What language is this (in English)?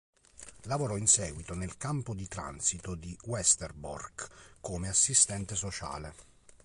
Italian